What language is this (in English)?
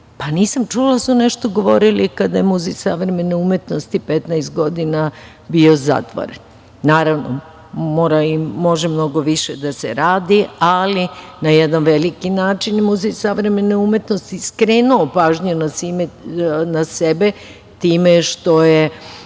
Serbian